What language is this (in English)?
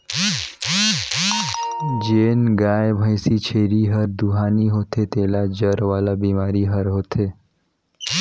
Chhattisgarhi